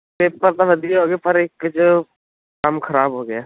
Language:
Punjabi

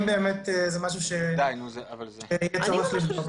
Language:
Hebrew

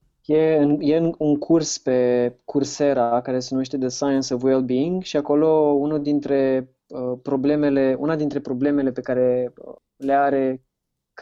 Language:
Romanian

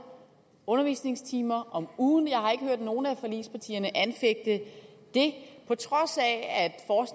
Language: Danish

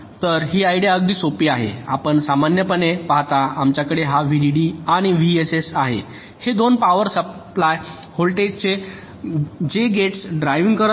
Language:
Marathi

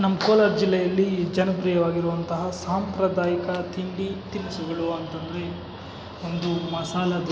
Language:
Kannada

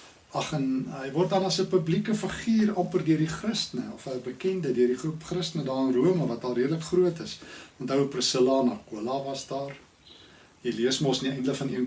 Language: Dutch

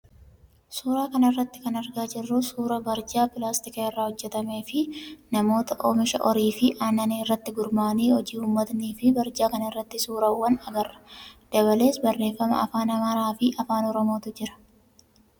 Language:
Oromo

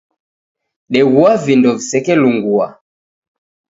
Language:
Taita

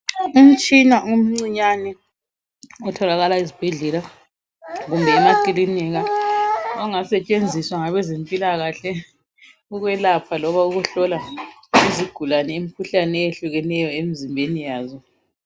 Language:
North Ndebele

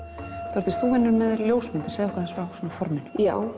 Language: Icelandic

